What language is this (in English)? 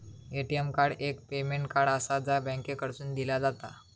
Marathi